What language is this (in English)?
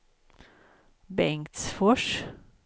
Swedish